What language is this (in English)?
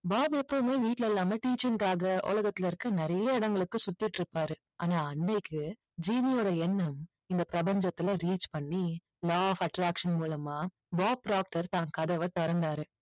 Tamil